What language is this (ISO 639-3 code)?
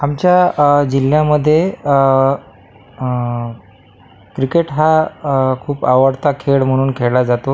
mar